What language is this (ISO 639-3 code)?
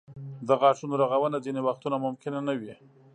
pus